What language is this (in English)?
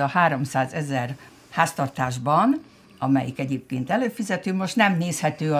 Hungarian